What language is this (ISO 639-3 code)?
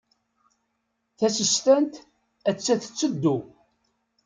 kab